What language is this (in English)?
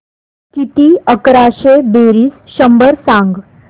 Marathi